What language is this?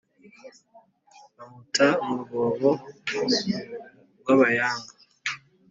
Kinyarwanda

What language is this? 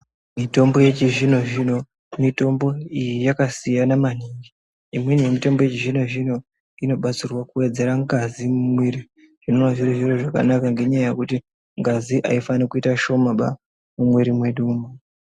Ndau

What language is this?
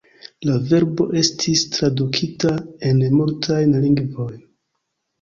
Esperanto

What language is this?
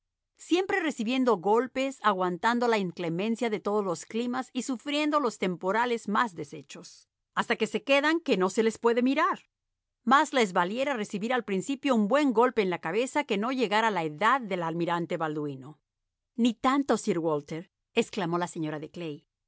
Spanish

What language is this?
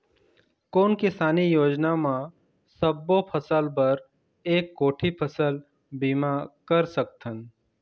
Chhattisgarhi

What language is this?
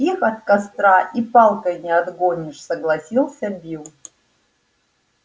Russian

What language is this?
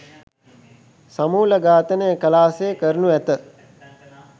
Sinhala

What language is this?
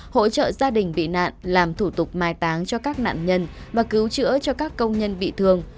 Vietnamese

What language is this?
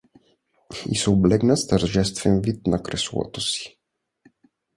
Bulgarian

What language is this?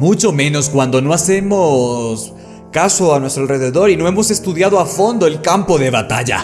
Spanish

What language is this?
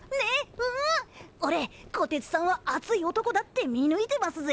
Japanese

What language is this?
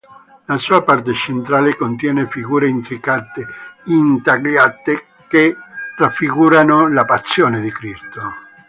Italian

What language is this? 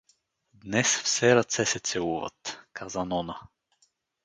Bulgarian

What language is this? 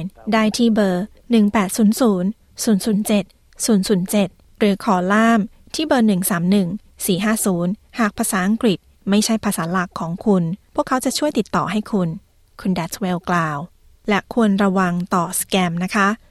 Thai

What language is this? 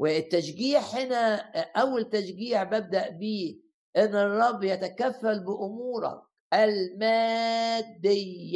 Arabic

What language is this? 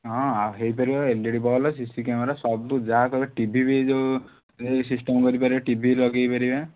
Odia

